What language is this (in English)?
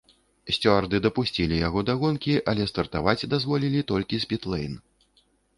Belarusian